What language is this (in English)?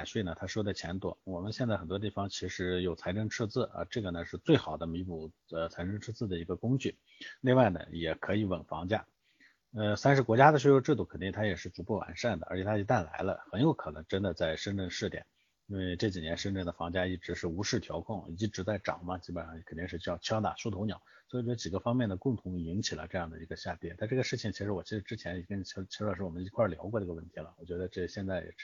Chinese